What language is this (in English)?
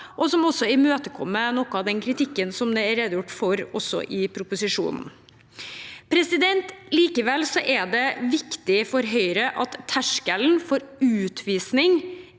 Norwegian